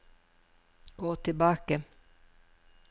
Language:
Norwegian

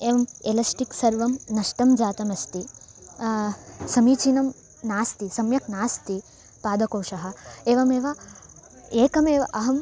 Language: Sanskrit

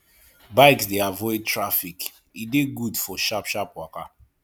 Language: Nigerian Pidgin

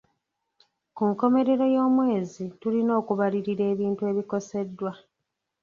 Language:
Ganda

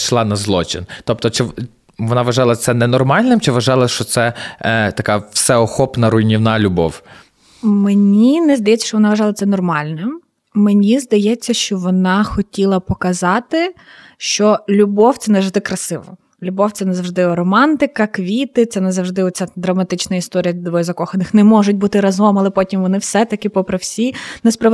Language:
Ukrainian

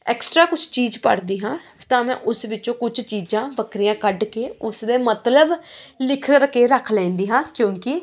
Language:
Punjabi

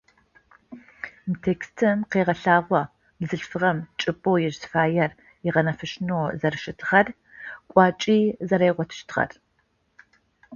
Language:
Adyghe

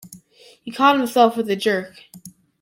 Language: English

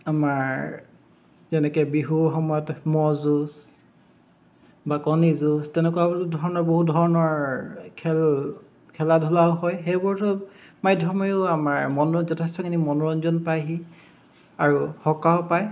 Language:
Assamese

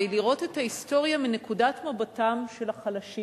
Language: Hebrew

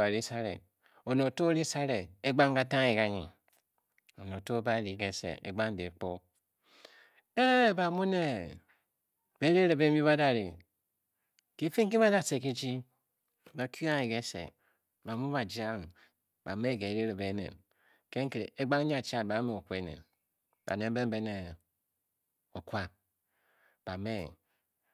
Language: Bokyi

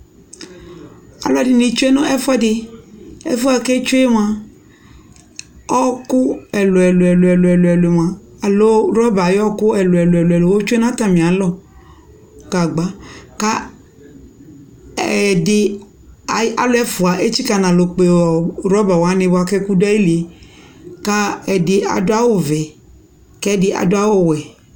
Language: Ikposo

